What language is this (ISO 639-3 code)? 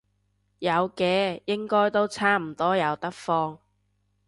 yue